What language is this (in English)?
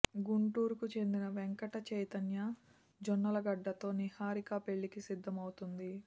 Telugu